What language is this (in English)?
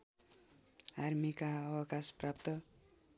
Nepali